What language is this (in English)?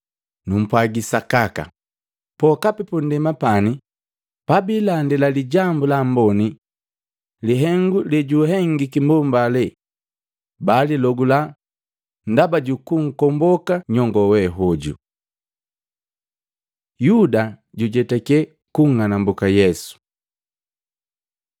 Matengo